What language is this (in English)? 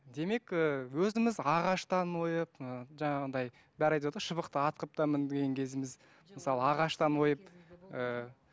Kazakh